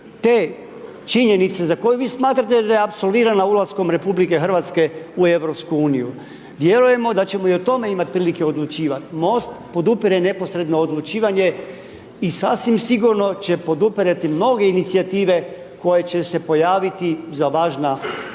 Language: Croatian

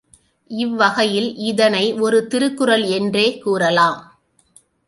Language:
Tamil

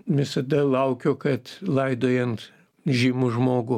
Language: Lithuanian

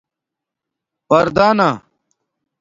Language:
Domaaki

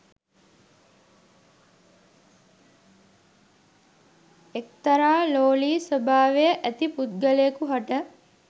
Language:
Sinhala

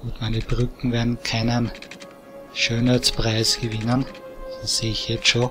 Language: German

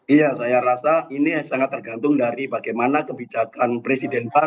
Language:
Indonesian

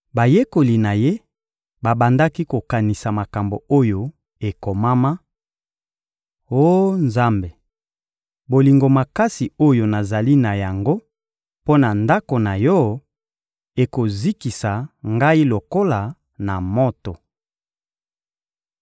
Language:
Lingala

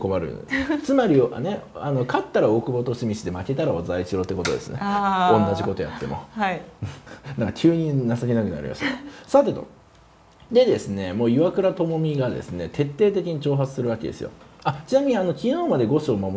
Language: Japanese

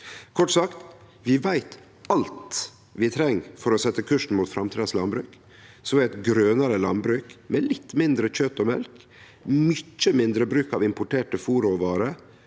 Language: Norwegian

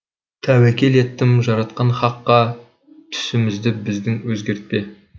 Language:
Kazakh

